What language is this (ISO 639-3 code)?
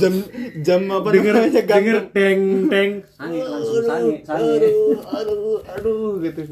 ind